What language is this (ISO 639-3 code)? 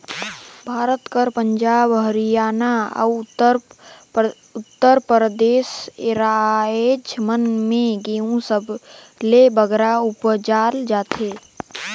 hne